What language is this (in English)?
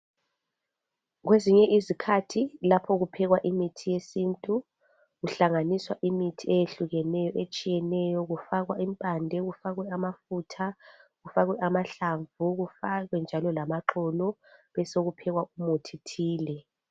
North Ndebele